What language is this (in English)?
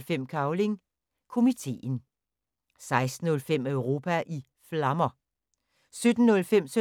Danish